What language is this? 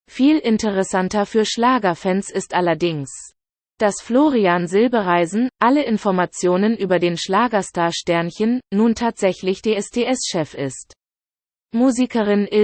German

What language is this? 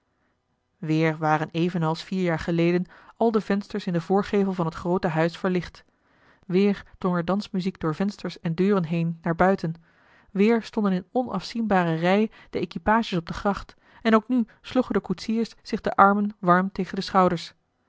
Dutch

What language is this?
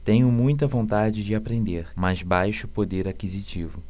Portuguese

